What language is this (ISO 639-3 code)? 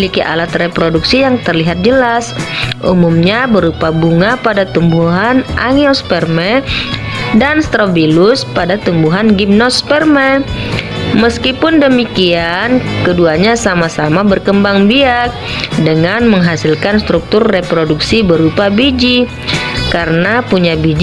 ind